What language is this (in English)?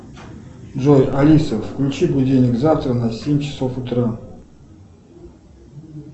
Russian